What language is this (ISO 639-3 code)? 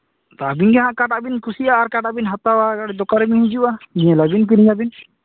sat